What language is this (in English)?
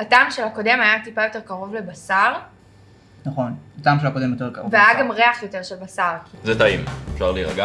Hebrew